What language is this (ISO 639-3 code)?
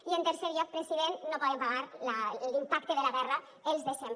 cat